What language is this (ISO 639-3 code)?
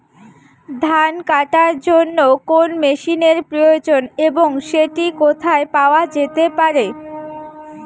ben